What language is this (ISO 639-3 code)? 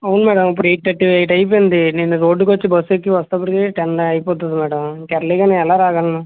tel